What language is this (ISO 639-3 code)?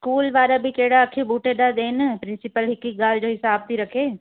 snd